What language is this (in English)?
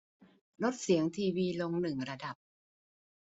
Thai